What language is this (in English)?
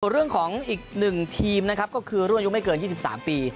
Thai